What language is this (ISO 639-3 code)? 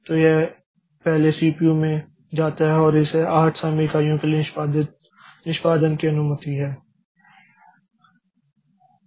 hin